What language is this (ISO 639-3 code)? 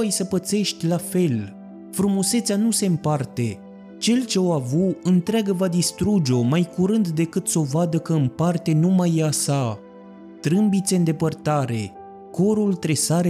ron